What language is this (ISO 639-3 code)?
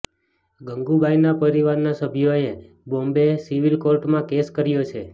guj